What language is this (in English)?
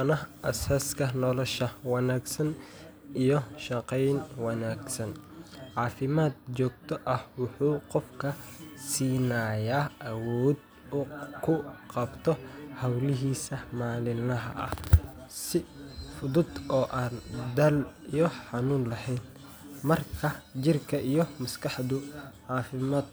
Somali